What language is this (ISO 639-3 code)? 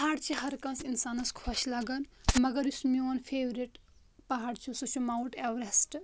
kas